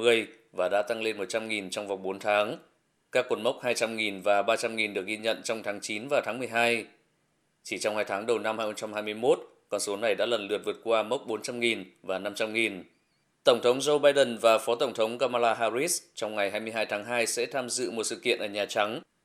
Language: Vietnamese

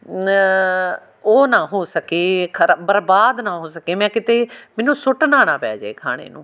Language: Punjabi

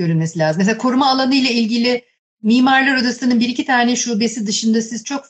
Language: Turkish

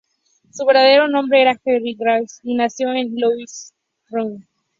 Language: Spanish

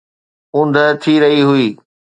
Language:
Sindhi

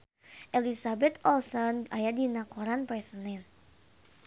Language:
Sundanese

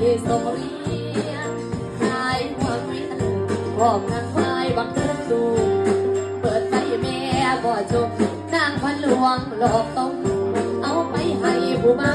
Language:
Thai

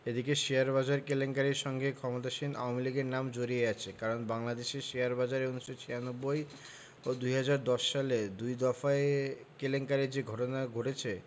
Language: Bangla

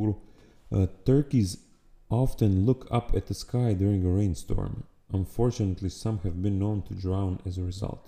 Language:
Croatian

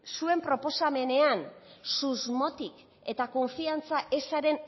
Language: Basque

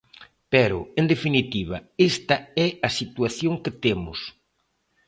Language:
Galician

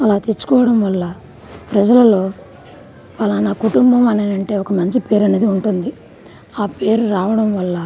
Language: Telugu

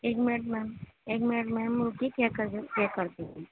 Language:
Urdu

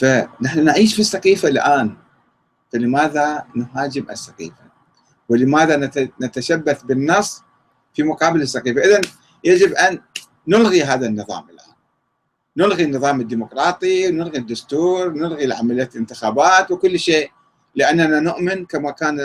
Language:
Arabic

